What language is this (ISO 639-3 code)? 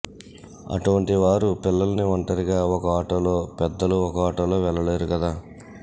tel